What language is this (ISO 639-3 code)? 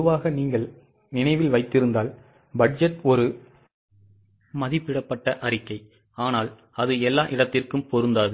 tam